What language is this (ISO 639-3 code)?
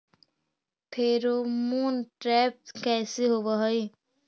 mag